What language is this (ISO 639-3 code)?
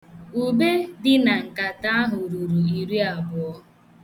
ibo